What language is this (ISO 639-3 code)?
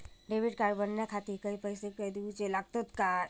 mar